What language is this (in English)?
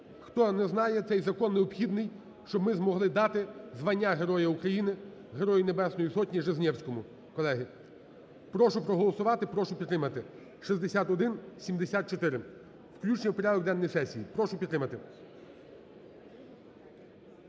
Ukrainian